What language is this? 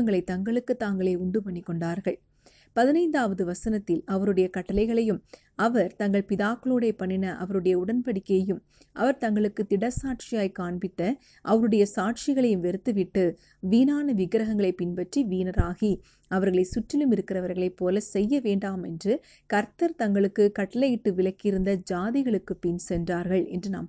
Tamil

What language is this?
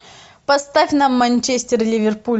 Russian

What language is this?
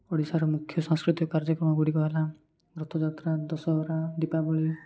Odia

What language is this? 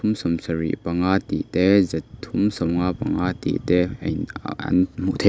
Mizo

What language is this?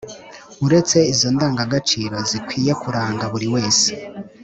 Kinyarwanda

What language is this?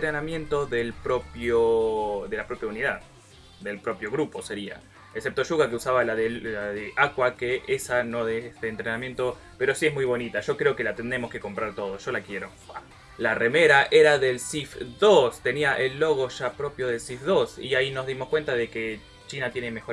Spanish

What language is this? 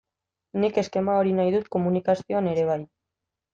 Basque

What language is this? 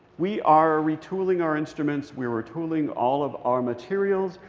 English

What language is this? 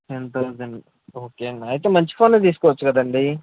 Telugu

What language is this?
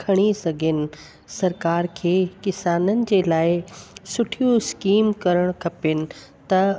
Sindhi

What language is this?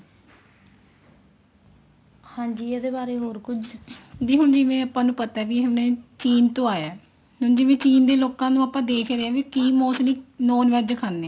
Punjabi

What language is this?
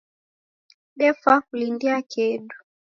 Taita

